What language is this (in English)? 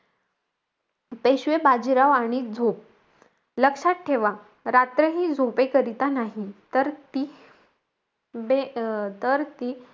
Marathi